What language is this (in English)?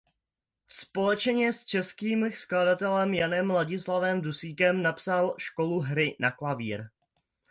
Czech